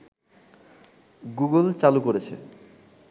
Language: Bangla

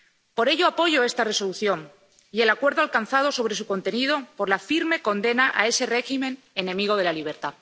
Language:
Spanish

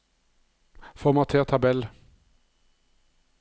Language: Norwegian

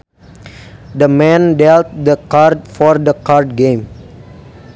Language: Sundanese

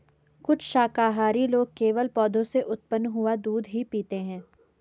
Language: Hindi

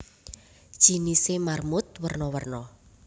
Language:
Javanese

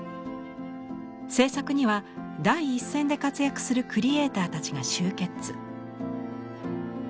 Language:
Japanese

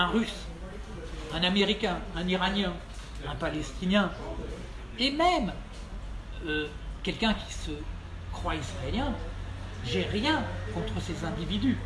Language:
French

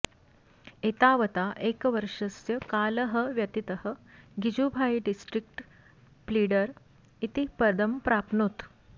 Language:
Sanskrit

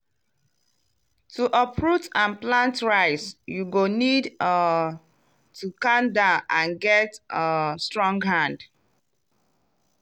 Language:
Nigerian Pidgin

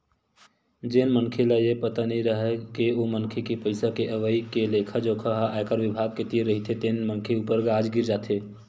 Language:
Chhattisgarhi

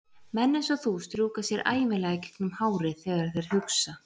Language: Icelandic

